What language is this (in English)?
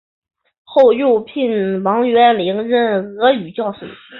Chinese